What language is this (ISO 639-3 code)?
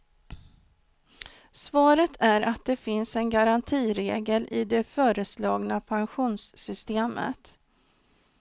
swe